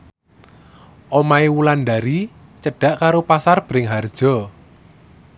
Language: Javanese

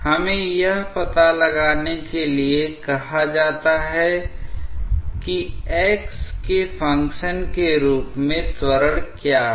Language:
Hindi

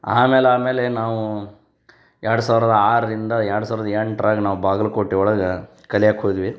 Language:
Kannada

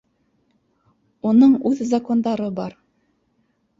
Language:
Bashkir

